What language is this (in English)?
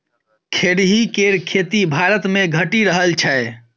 Maithili